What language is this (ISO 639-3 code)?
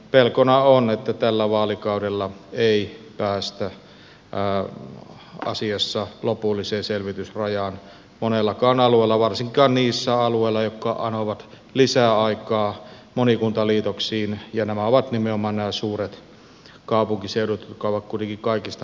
fin